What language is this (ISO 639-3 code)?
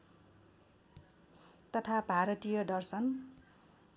nep